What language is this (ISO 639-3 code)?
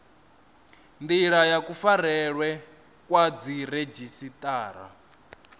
ven